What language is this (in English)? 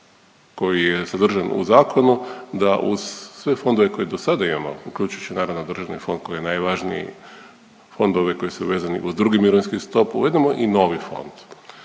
Croatian